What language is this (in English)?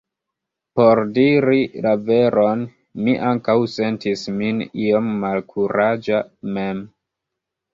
Esperanto